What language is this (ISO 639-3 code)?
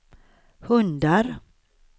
swe